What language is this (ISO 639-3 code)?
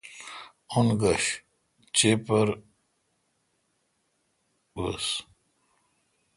xka